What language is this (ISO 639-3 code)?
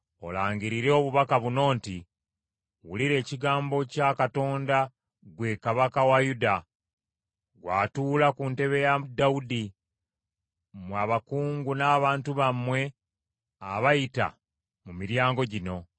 lug